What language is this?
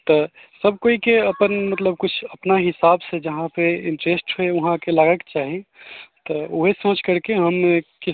Maithili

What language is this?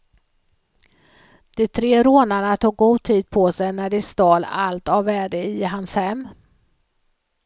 Swedish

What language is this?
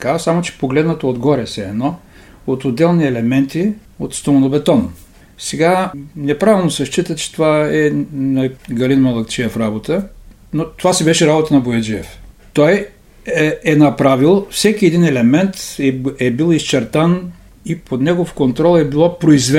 Bulgarian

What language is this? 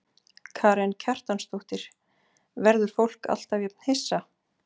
Icelandic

